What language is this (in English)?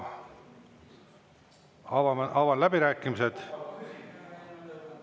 Estonian